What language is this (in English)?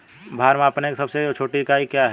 Hindi